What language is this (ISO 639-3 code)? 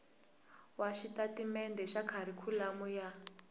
tso